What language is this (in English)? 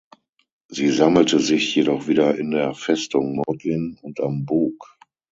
German